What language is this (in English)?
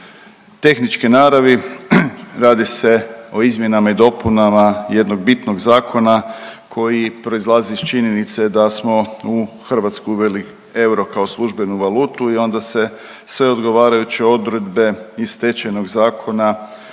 Croatian